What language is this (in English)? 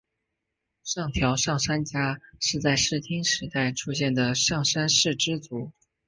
Chinese